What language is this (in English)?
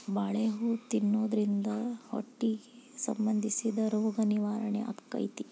Kannada